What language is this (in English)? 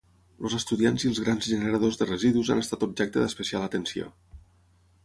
Catalan